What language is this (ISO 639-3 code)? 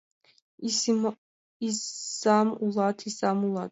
chm